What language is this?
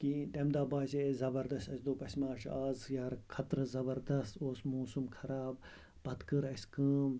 Kashmiri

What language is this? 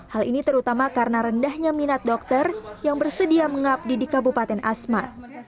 Indonesian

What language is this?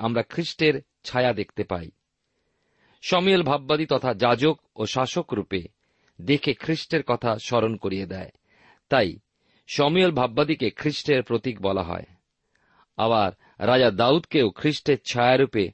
Bangla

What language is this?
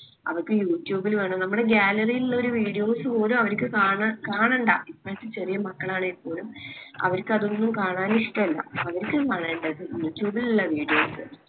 Malayalam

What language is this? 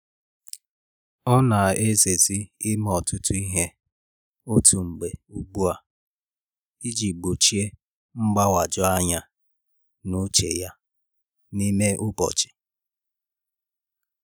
Igbo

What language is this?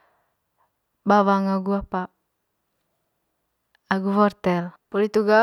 Manggarai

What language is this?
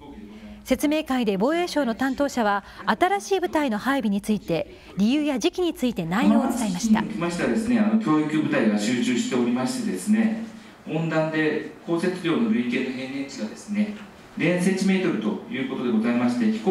Japanese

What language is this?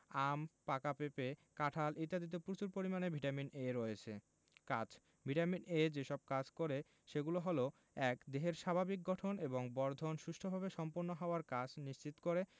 Bangla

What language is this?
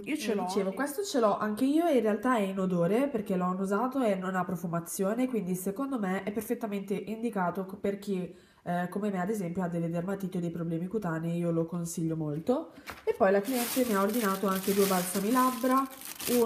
Italian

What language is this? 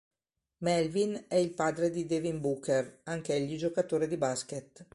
Italian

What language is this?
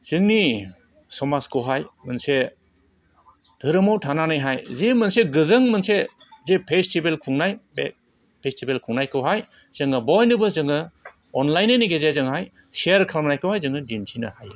Bodo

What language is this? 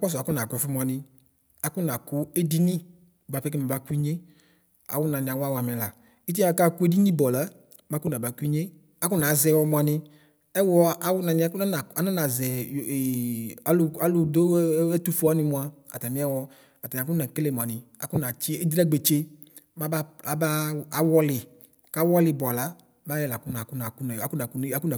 Ikposo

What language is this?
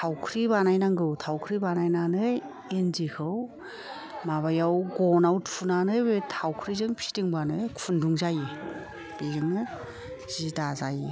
Bodo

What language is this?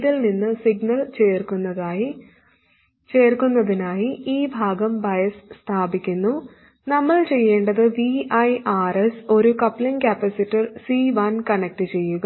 Malayalam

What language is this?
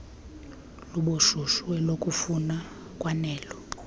Xhosa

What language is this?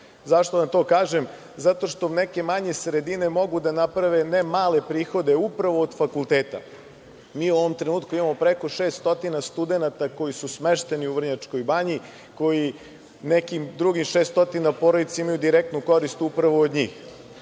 Serbian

